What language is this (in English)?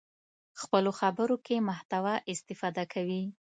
Pashto